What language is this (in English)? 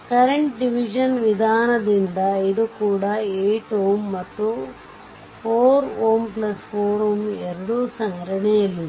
Kannada